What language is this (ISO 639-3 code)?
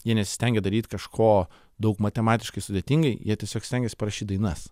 lit